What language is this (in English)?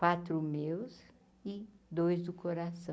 Portuguese